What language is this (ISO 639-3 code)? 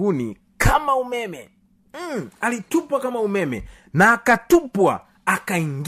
swa